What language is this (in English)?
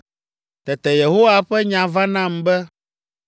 Ewe